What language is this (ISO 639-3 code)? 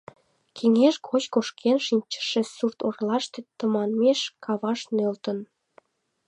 chm